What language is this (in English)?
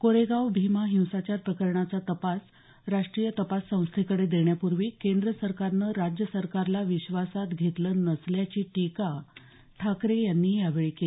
Marathi